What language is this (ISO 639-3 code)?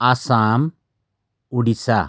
nep